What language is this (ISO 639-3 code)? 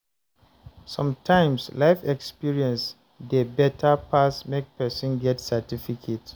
pcm